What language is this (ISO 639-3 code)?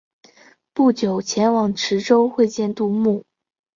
zho